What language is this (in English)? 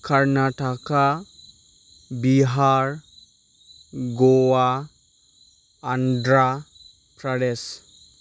Bodo